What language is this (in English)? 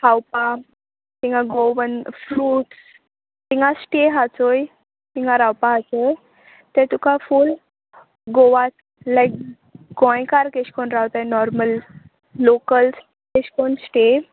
Konkani